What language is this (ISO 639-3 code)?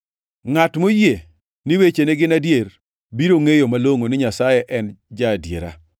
luo